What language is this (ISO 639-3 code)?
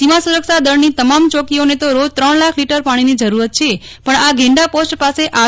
guj